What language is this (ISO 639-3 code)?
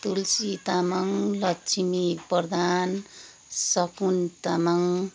nep